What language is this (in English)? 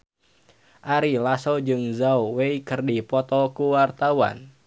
Sundanese